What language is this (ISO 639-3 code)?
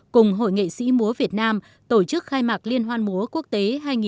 vie